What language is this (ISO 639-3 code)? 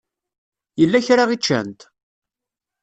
kab